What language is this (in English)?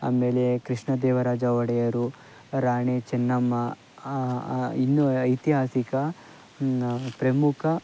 Kannada